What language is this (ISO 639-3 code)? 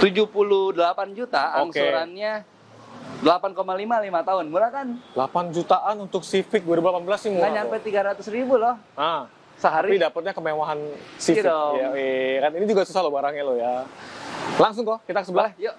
ind